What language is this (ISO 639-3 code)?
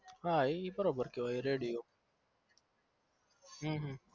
guj